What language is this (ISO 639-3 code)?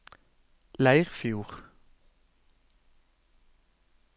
nor